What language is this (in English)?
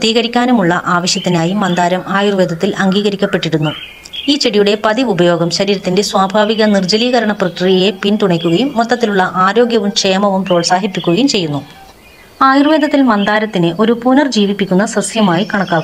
Malayalam